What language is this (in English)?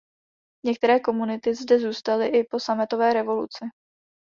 Czech